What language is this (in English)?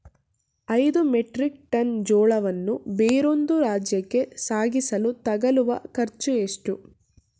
Kannada